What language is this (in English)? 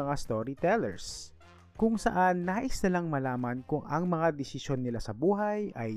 Filipino